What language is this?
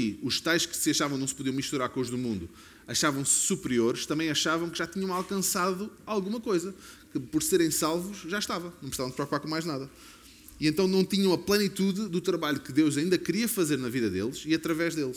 Portuguese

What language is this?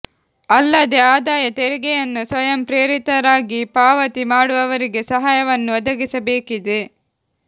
Kannada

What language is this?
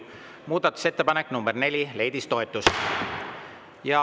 Estonian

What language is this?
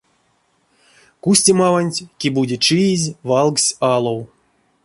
Erzya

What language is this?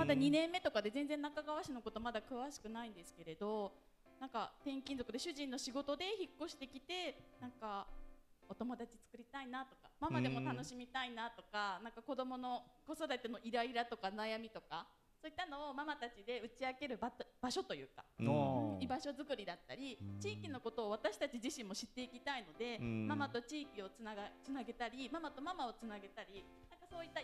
Japanese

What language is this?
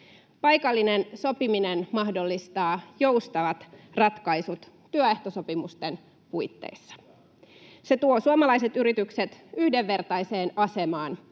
Finnish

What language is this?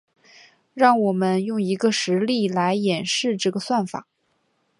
Chinese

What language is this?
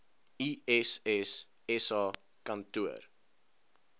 Afrikaans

